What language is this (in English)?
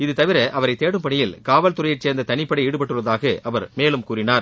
Tamil